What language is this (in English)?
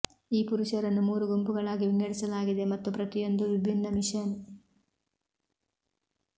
Kannada